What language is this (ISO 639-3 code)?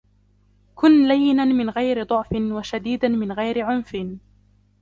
ara